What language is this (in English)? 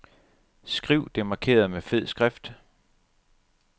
Danish